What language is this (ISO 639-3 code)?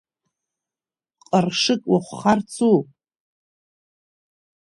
abk